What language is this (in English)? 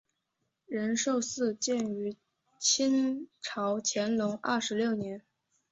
Chinese